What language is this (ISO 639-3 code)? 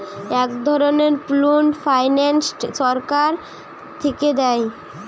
ben